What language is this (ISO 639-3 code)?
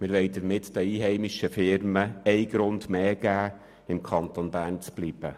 gsw